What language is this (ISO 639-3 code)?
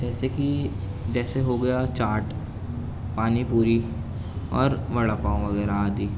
urd